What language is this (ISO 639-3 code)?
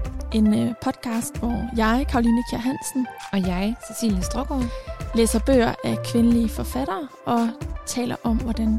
dan